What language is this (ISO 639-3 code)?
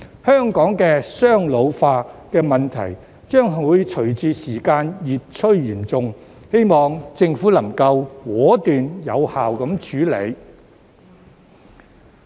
yue